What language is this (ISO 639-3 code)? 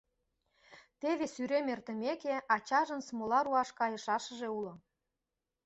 chm